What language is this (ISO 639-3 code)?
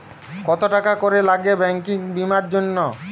ben